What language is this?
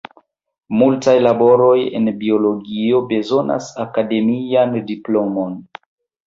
Esperanto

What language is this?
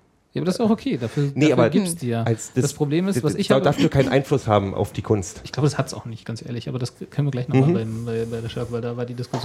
German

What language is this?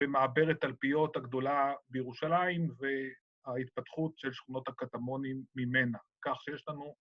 Hebrew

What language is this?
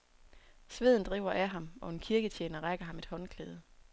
Danish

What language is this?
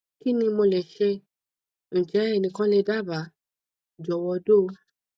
Yoruba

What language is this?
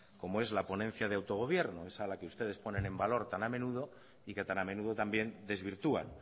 Spanish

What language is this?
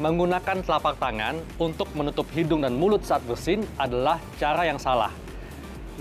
Indonesian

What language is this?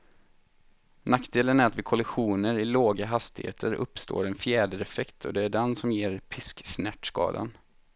Swedish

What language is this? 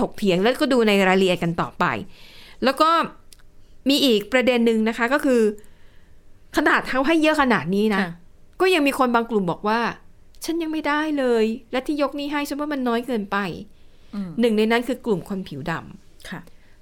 Thai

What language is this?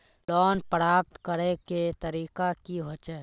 Magahi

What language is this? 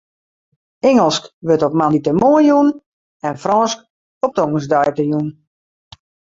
Western Frisian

